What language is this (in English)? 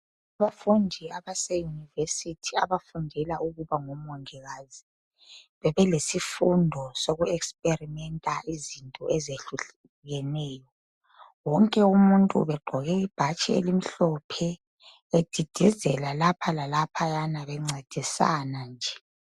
North Ndebele